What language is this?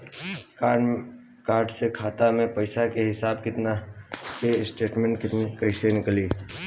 Bhojpuri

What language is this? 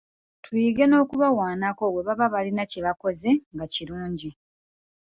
Ganda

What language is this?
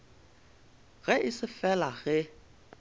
Northern Sotho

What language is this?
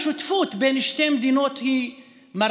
Hebrew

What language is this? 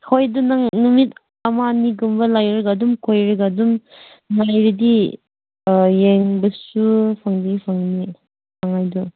Manipuri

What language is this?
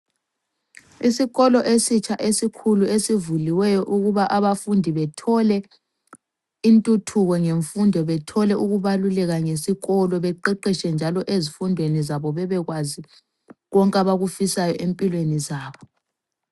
North Ndebele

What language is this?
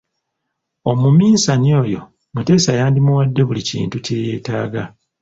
Ganda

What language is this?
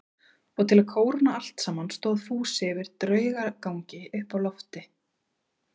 Icelandic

